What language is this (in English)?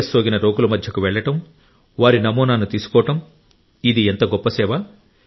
Telugu